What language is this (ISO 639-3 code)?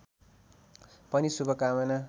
nep